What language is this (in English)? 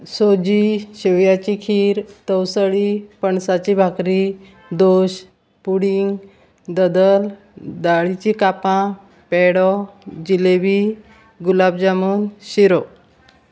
Konkani